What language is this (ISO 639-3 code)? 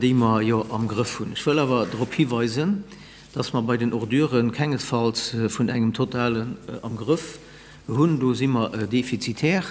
deu